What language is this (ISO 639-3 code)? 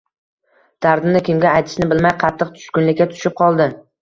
uzb